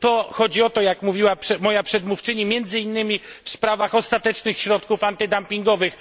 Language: Polish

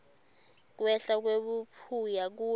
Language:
Swati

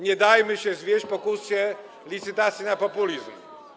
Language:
Polish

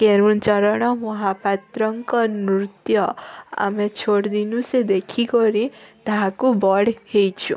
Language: Odia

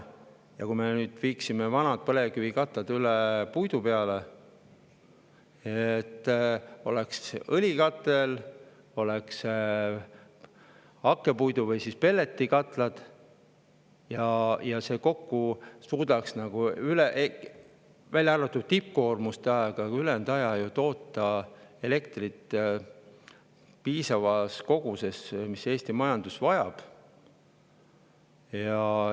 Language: Estonian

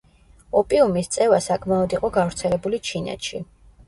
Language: Georgian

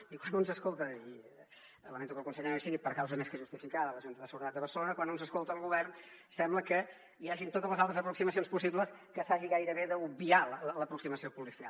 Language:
Catalan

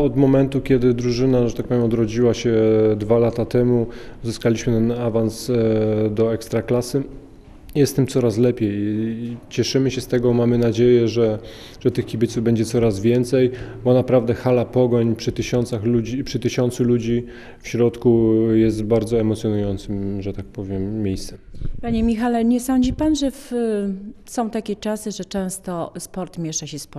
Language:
Polish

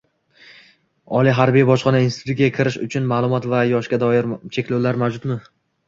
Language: Uzbek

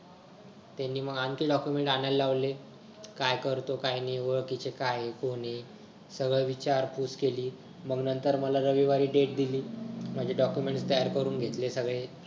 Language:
Marathi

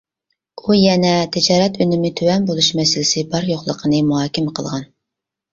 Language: Uyghur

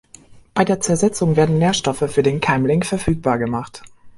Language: German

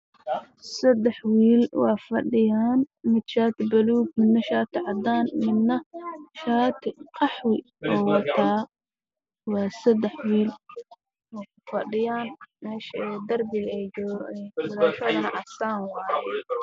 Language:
Somali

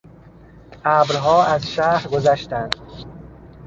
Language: Persian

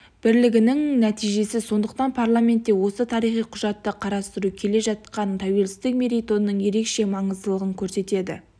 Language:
Kazakh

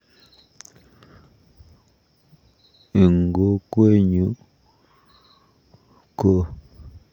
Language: Kalenjin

